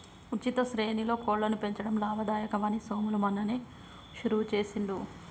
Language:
Telugu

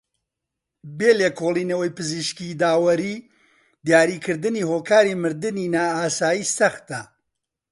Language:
Central Kurdish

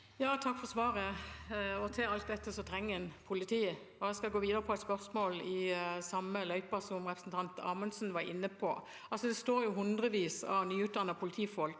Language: Norwegian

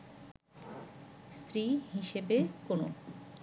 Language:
Bangla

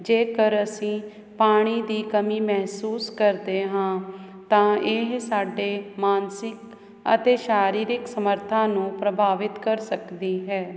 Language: Punjabi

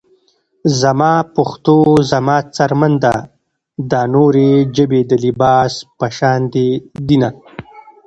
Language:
Pashto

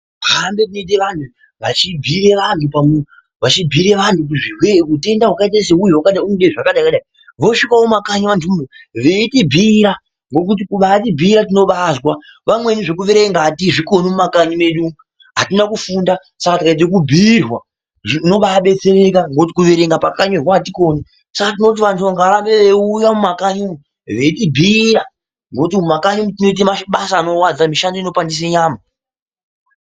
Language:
Ndau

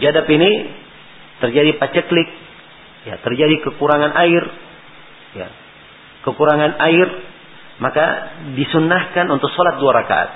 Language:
Malay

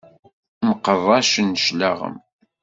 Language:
Kabyle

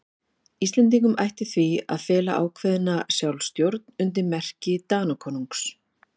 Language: Icelandic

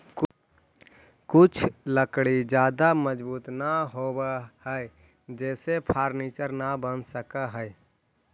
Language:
Magahi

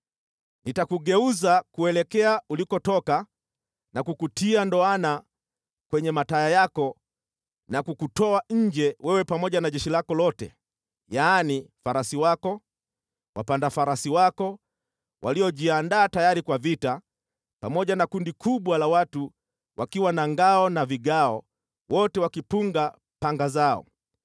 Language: Swahili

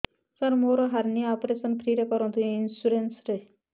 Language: Odia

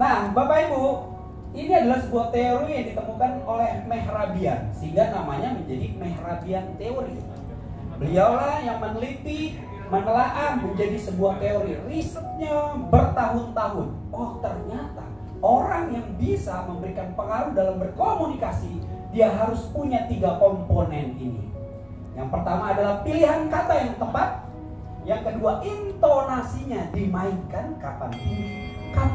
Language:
Indonesian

